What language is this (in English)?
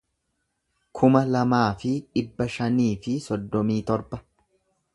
Oromo